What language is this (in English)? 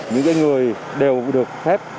Vietnamese